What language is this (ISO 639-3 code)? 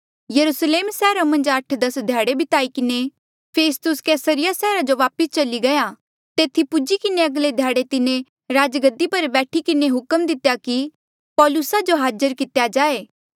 mjl